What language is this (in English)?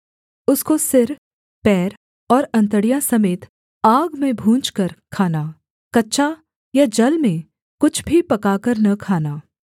Hindi